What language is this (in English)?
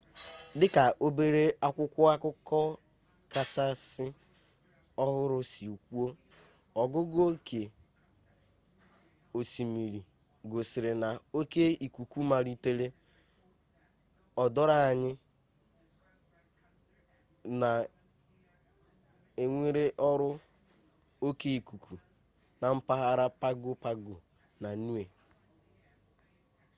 Igbo